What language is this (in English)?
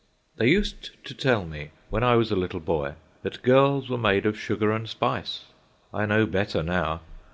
English